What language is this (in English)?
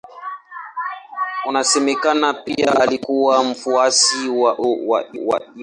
Swahili